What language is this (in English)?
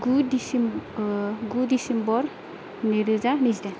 Bodo